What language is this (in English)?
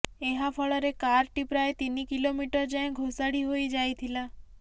Odia